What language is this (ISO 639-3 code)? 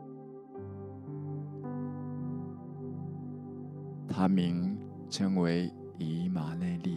zho